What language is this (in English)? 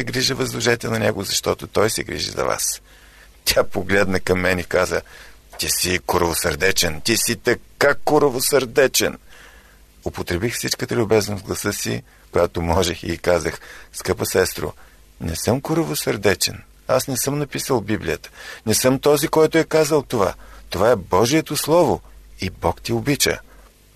Bulgarian